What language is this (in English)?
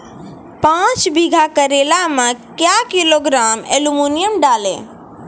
Maithili